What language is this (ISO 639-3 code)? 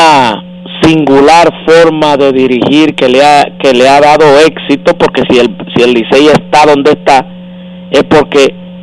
spa